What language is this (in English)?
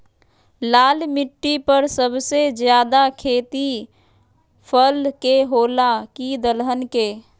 Magahi